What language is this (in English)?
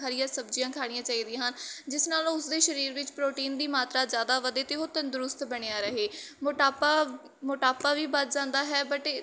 Punjabi